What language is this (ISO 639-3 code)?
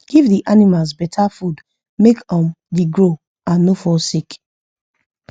pcm